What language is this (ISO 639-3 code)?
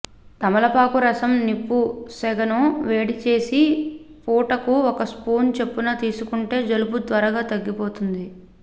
tel